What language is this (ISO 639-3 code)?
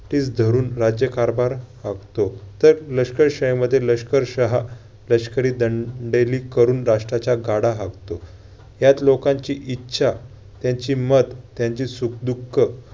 mar